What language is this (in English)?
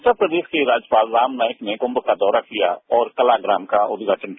Hindi